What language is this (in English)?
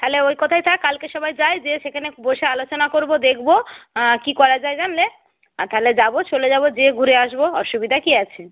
Bangla